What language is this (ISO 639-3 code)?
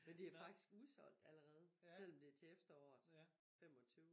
dan